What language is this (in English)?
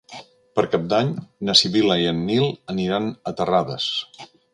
Catalan